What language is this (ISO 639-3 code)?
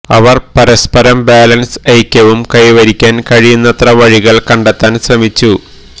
mal